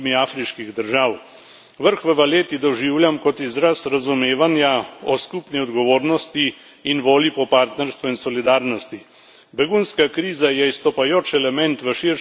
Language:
Slovenian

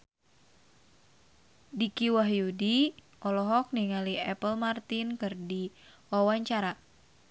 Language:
Sundanese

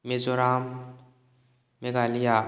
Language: Manipuri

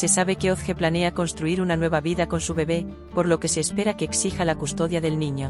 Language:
Spanish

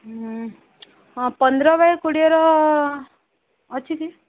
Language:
Odia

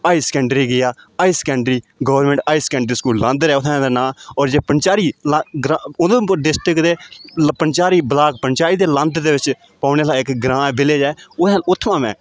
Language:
Dogri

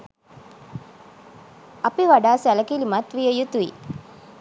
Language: Sinhala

